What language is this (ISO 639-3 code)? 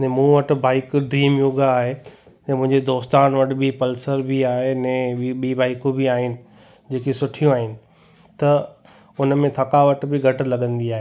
snd